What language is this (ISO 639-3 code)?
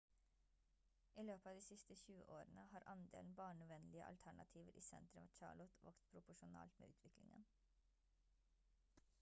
nob